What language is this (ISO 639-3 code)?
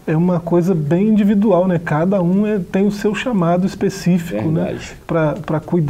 por